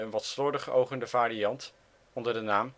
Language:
Dutch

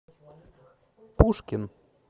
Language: Russian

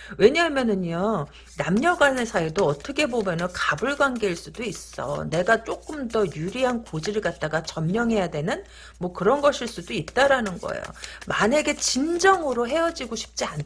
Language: Korean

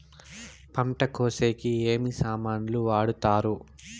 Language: Telugu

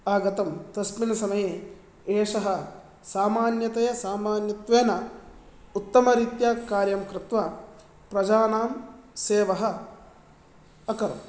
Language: Sanskrit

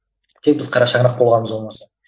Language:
Kazakh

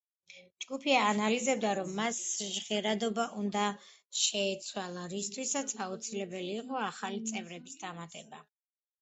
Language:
Georgian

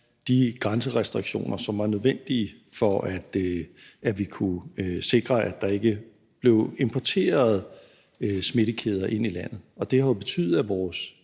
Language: Danish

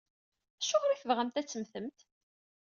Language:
Kabyle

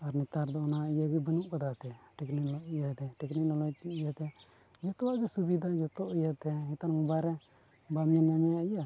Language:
Santali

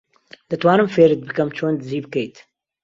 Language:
Central Kurdish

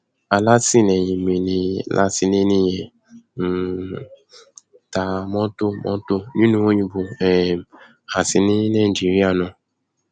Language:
Yoruba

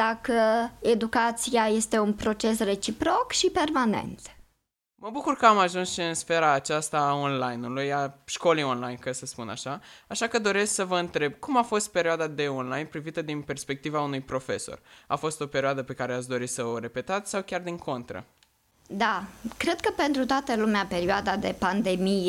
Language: Romanian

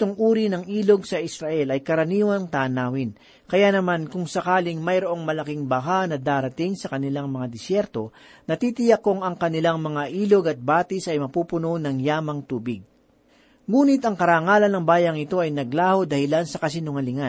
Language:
Filipino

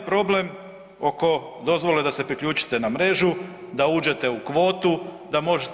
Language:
Croatian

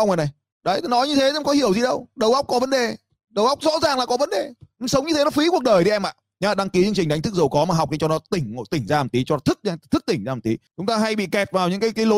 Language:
Vietnamese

